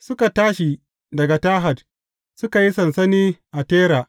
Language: Hausa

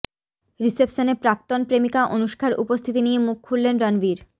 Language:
Bangla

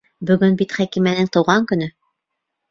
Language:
Bashkir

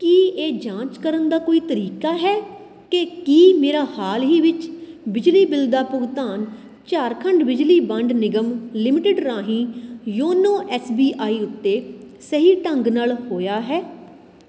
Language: Punjabi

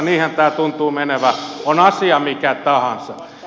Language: Finnish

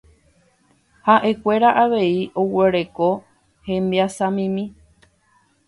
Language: Guarani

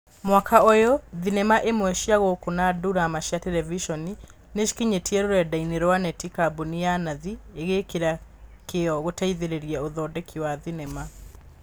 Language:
Kikuyu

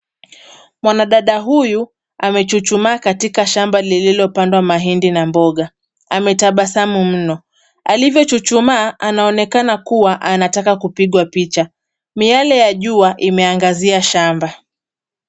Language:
Swahili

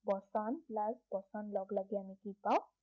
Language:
Assamese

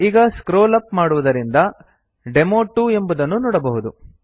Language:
Kannada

